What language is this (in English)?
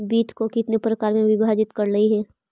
Magahi